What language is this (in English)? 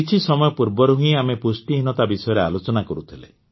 Odia